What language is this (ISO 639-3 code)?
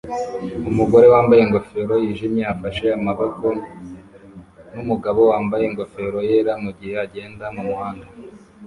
kin